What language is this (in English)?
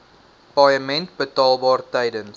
Afrikaans